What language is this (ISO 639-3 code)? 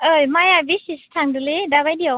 brx